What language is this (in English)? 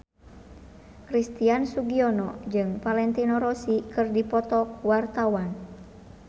Sundanese